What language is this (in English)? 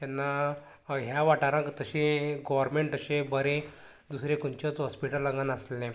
Konkani